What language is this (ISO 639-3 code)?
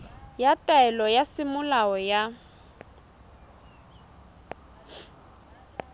sot